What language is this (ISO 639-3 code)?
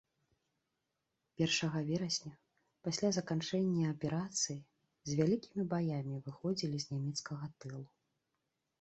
bel